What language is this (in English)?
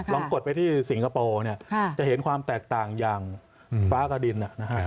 Thai